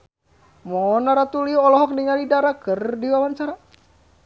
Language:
Sundanese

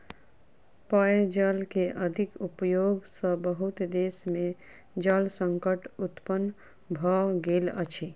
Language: Maithili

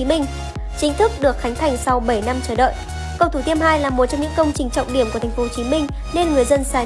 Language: Vietnamese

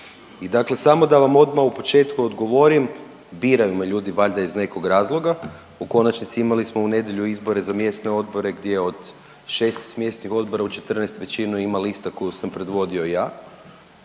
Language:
Croatian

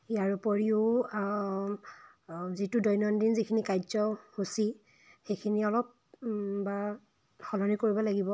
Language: Assamese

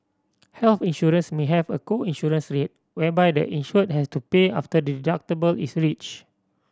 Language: English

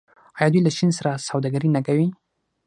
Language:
Pashto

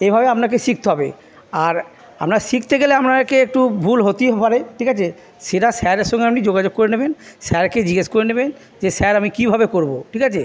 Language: Bangla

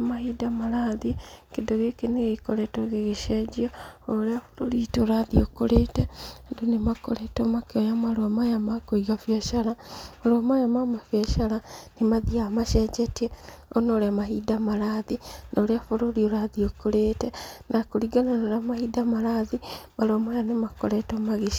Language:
Kikuyu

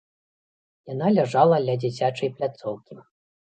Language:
Belarusian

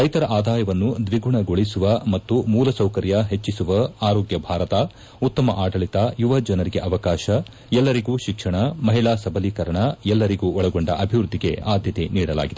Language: Kannada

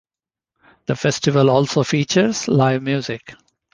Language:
English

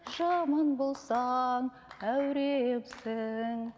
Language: Kazakh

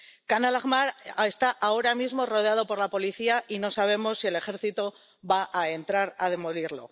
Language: Spanish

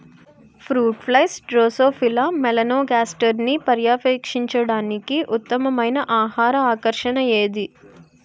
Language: Telugu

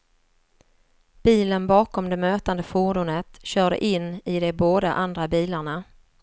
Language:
Swedish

